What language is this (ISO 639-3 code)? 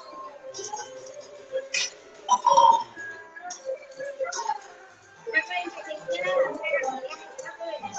vie